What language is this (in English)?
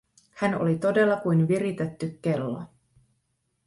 Finnish